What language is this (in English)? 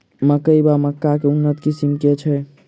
Maithili